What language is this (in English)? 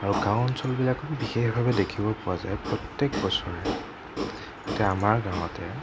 Assamese